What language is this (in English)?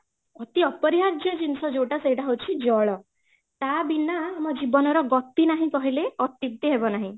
Odia